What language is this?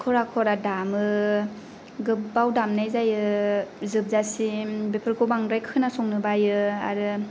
Bodo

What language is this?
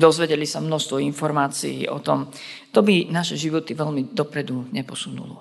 Slovak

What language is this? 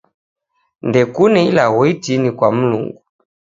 Taita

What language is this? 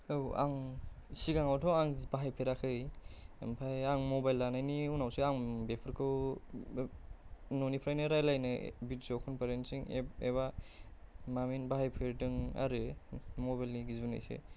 Bodo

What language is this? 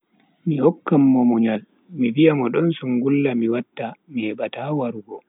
Bagirmi Fulfulde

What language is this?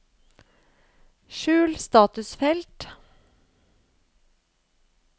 Norwegian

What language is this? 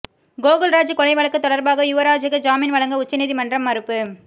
Tamil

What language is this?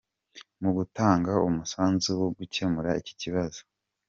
Kinyarwanda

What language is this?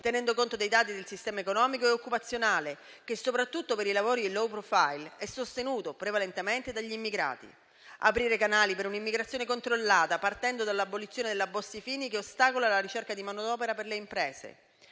Italian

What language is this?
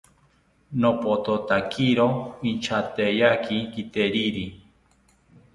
South Ucayali Ashéninka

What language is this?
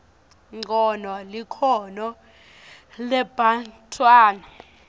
Swati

